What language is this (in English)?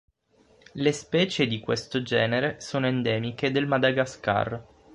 Italian